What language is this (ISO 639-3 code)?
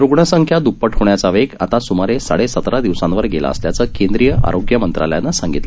mar